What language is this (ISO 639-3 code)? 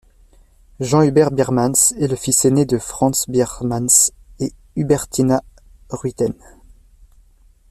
fra